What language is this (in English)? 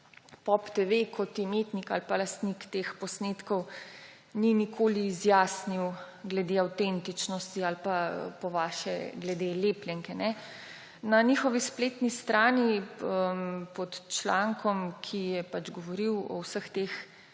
Slovenian